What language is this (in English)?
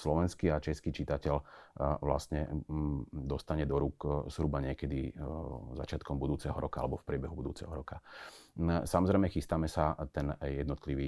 Slovak